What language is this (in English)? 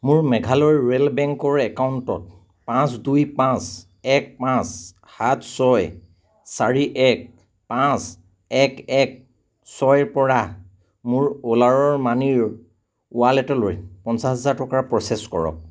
Assamese